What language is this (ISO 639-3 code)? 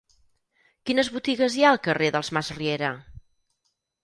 cat